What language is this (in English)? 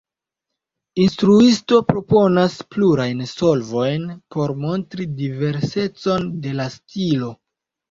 Esperanto